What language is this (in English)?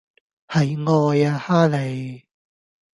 Cantonese